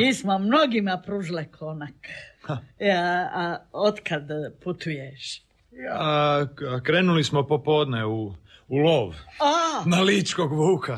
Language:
Croatian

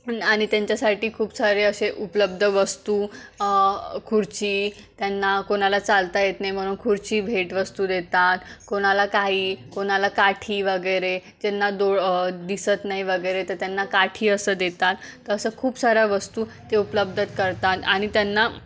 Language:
Marathi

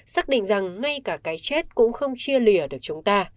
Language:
Vietnamese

